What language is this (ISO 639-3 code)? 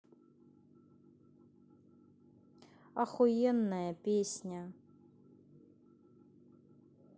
rus